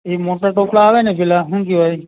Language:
Gujarati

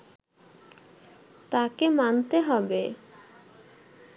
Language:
Bangla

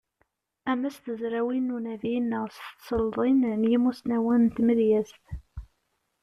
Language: Kabyle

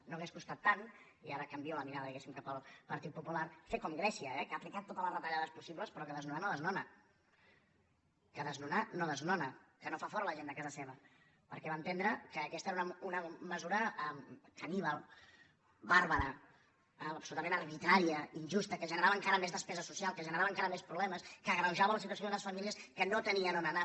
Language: Catalan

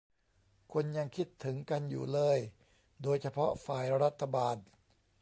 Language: Thai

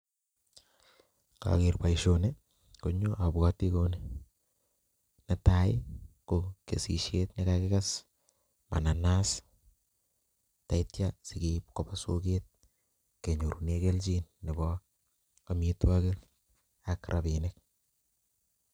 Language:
Kalenjin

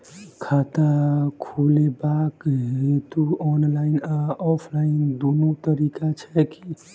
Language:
Maithili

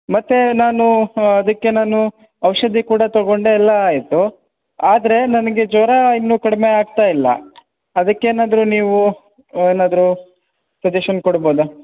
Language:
Kannada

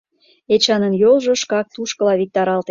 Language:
Mari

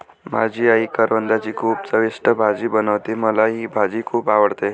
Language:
Marathi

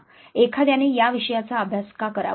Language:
Marathi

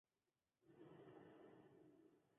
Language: Chinese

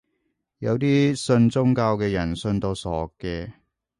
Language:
Cantonese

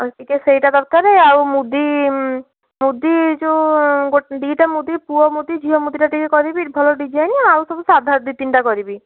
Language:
Odia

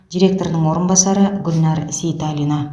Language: Kazakh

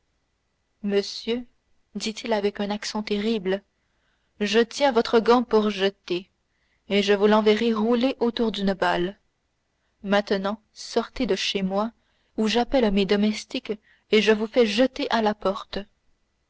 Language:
French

